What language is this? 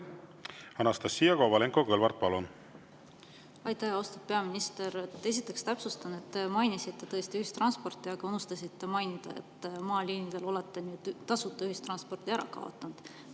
Estonian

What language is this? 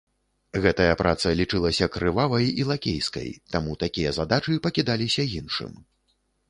Belarusian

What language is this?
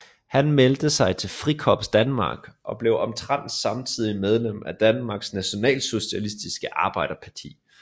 Danish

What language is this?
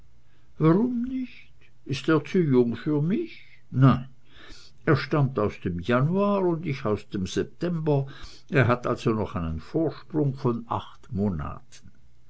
German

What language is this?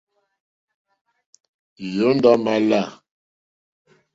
Mokpwe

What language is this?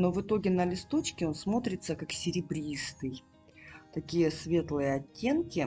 Russian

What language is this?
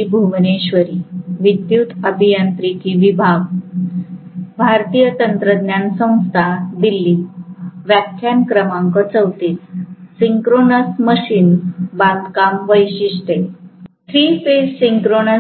Marathi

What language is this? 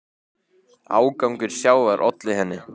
Icelandic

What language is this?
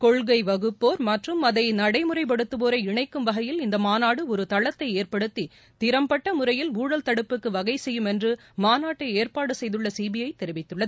Tamil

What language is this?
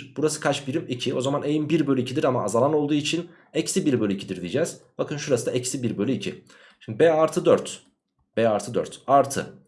Turkish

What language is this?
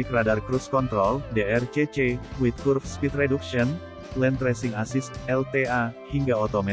Indonesian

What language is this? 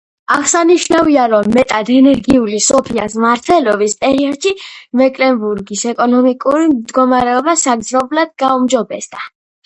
Georgian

